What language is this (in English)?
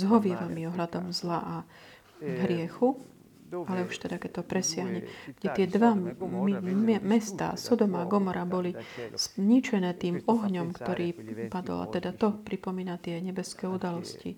Slovak